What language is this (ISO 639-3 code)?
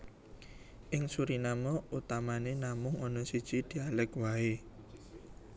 jav